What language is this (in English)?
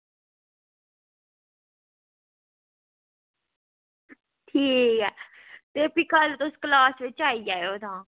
Dogri